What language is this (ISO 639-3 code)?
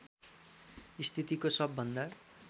nep